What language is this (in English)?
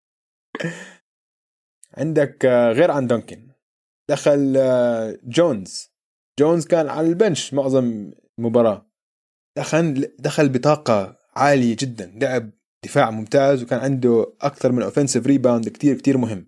Arabic